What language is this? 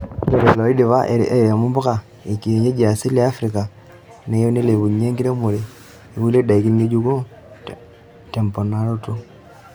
Masai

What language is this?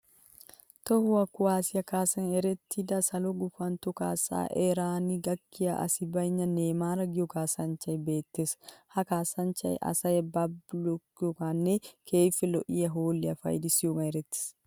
Wolaytta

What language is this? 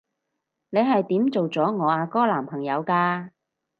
Cantonese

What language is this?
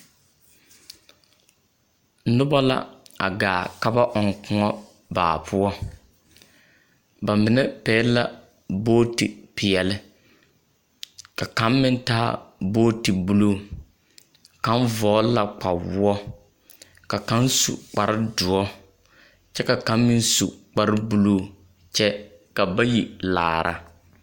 Southern Dagaare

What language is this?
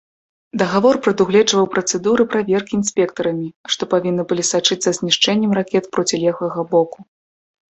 Belarusian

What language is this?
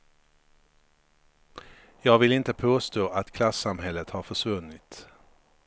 Swedish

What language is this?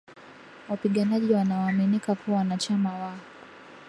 Swahili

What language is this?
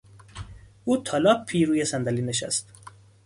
Persian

